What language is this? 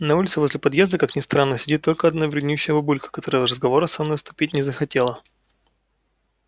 Russian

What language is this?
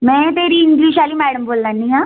Dogri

